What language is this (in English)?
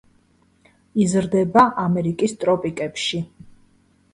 Georgian